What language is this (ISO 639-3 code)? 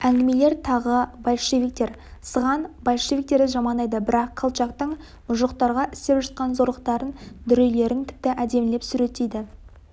kaz